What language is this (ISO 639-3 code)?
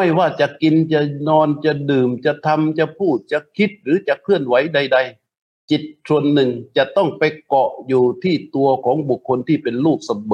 tha